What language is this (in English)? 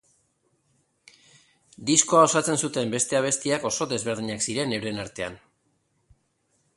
Basque